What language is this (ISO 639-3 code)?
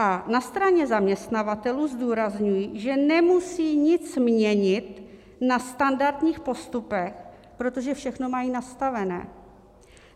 ces